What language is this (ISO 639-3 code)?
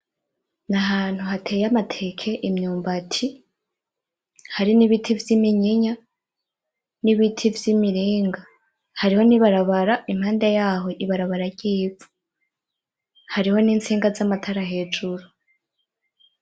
run